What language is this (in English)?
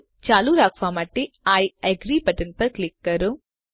Gujarati